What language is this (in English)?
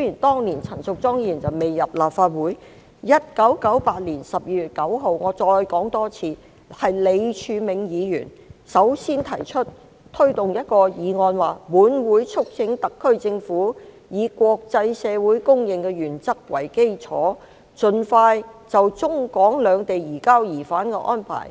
Cantonese